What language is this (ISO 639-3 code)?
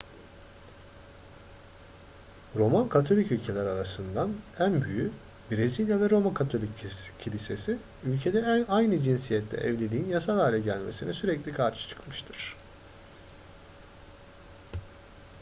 tur